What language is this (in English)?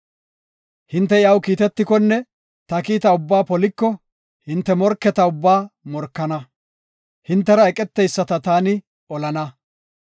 Gofa